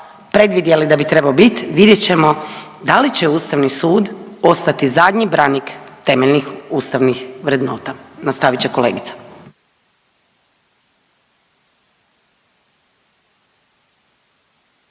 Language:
Croatian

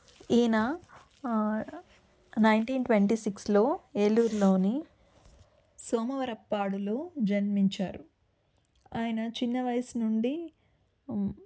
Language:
Telugu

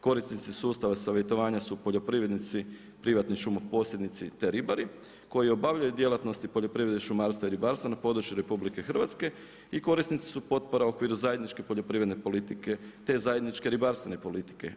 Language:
Croatian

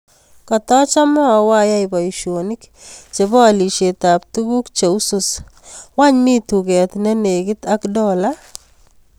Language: Kalenjin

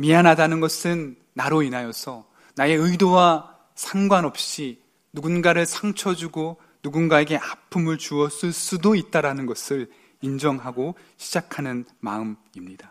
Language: Korean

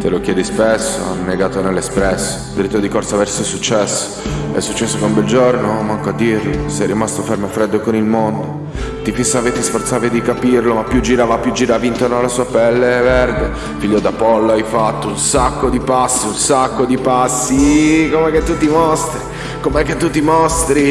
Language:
Italian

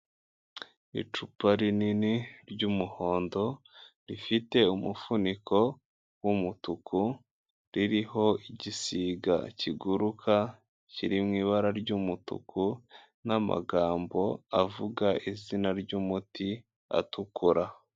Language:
Kinyarwanda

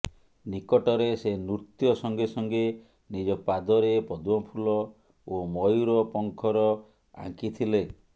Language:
Odia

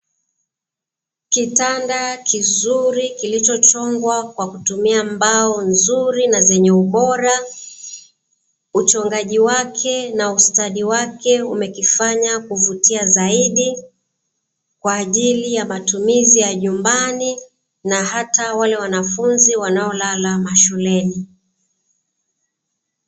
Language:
Swahili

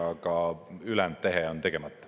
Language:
Estonian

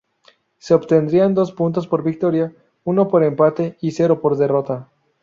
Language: Spanish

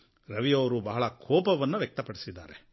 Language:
Kannada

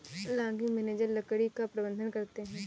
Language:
Hindi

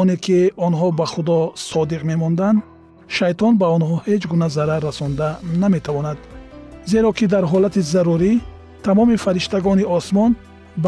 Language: Persian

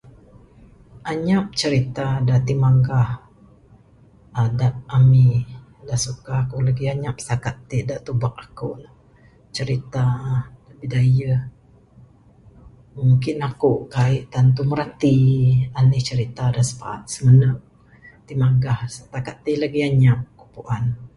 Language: Bukar-Sadung Bidayuh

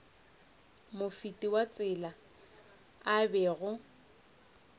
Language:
Northern Sotho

